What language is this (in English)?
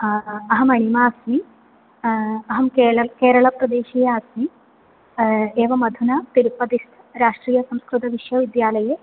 Sanskrit